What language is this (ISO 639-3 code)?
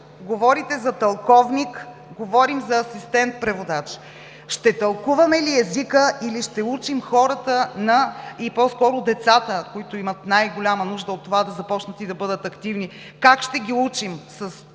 bul